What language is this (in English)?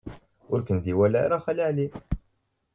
Kabyle